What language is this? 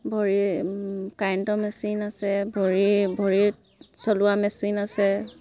Assamese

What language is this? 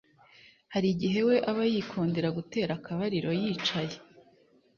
Kinyarwanda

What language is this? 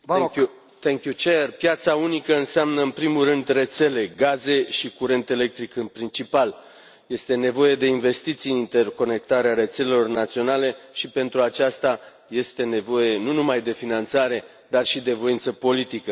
Romanian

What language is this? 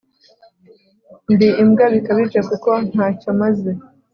Kinyarwanda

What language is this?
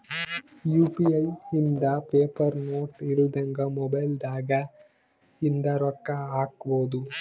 Kannada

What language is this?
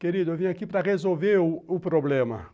Portuguese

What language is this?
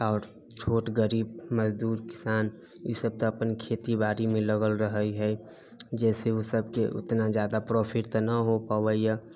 Maithili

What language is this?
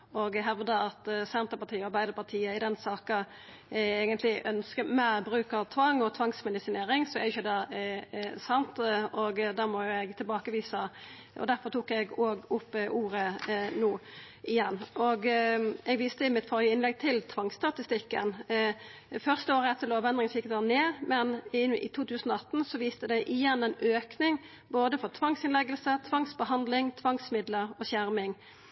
Norwegian Nynorsk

